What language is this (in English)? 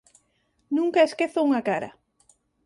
Galician